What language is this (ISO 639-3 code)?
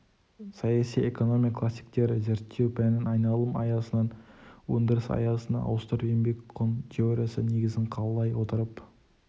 kaz